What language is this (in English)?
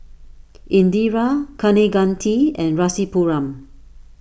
English